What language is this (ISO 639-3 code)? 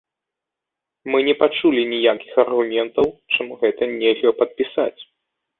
bel